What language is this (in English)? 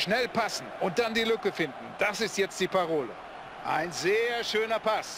German